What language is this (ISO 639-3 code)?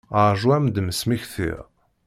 kab